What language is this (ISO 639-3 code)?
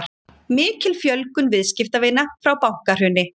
isl